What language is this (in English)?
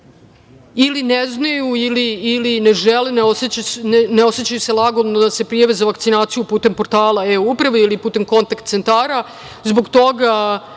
Serbian